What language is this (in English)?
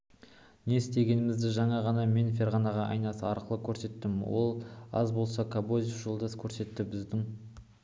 Kazakh